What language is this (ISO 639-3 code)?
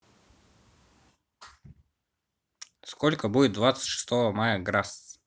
rus